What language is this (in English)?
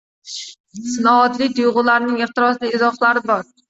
Uzbek